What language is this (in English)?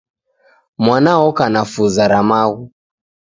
Taita